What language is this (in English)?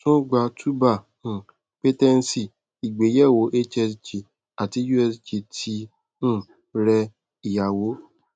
Yoruba